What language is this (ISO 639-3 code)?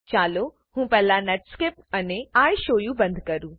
guj